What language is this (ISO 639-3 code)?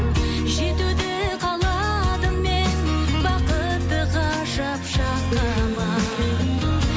kaz